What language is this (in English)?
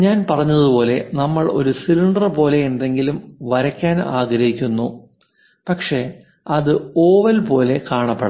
Malayalam